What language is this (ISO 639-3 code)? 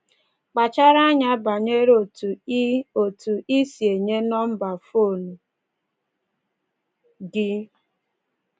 ibo